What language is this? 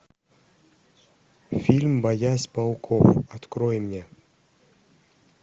Russian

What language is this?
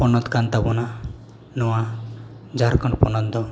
Santali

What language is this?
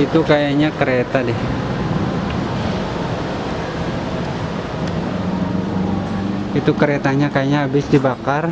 Indonesian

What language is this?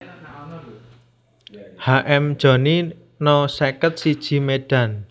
Javanese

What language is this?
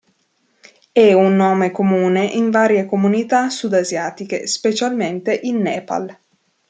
Italian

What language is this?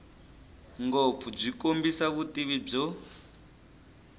Tsonga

